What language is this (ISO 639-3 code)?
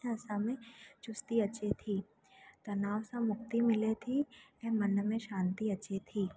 snd